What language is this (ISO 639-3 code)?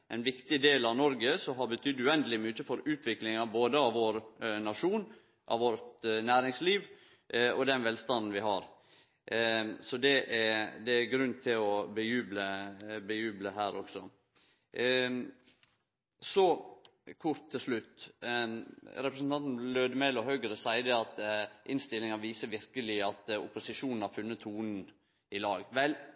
nno